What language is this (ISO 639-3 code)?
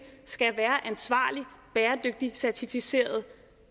dan